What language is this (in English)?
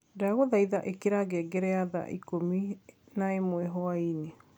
Kikuyu